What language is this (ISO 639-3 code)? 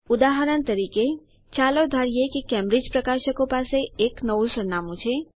guj